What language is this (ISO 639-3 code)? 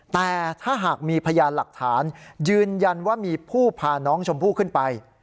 tha